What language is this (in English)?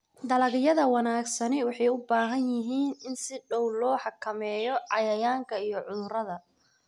Somali